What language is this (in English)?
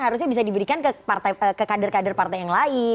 Indonesian